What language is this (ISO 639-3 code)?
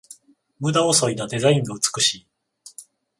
jpn